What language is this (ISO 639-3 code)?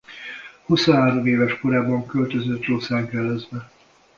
hun